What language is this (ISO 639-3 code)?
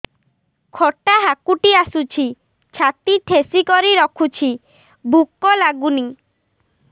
ori